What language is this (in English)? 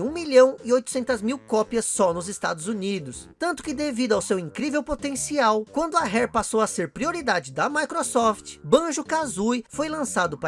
Portuguese